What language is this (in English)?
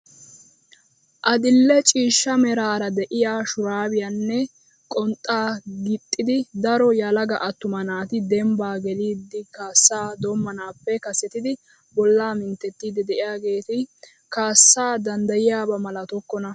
Wolaytta